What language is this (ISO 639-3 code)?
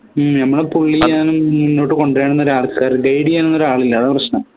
mal